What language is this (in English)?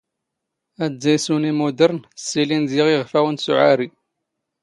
Standard Moroccan Tamazight